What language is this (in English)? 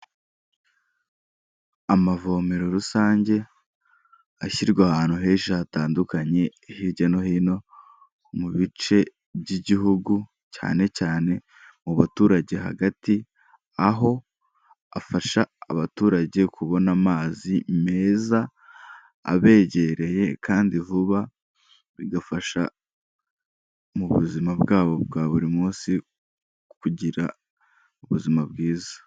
Kinyarwanda